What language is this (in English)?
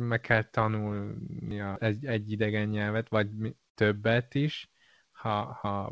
Hungarian